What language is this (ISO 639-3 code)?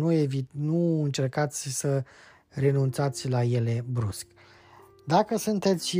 ron